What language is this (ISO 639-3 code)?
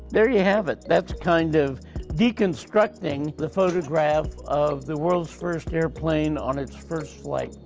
eng